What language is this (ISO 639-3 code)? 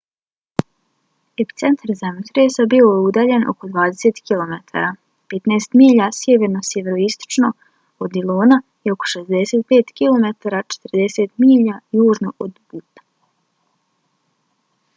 bos